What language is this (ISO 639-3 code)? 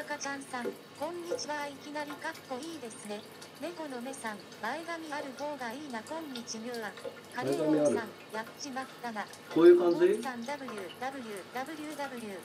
jpn